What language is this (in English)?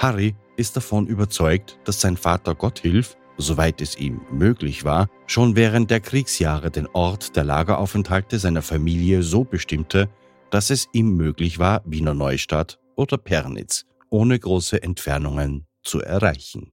German